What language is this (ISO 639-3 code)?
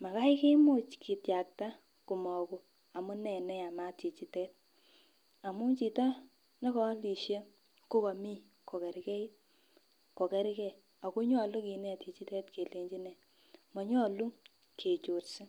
kln